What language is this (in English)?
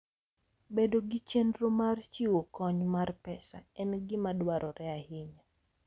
Luo (Kenya and Tanzania)